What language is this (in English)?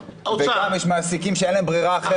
Hebrew